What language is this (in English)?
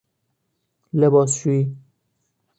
Persian